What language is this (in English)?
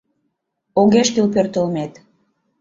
Mari